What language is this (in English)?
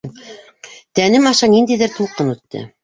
Bashkir